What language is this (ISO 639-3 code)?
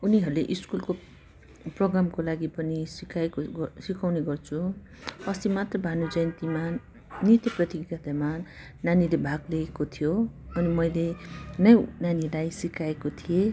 nep